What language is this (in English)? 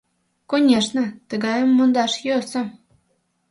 Mari